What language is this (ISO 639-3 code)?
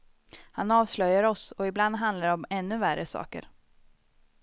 swe